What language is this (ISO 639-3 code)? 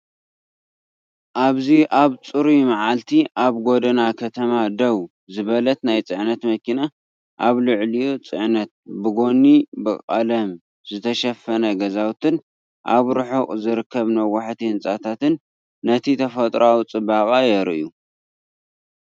tir